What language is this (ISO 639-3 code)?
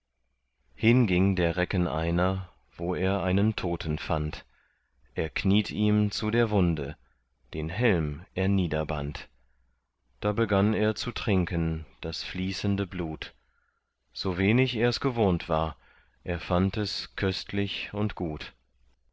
deu